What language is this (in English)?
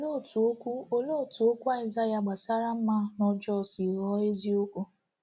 Igbo